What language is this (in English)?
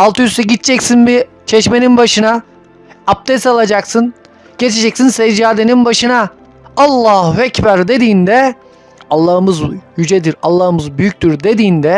Turkish